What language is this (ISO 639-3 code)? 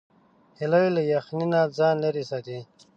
pus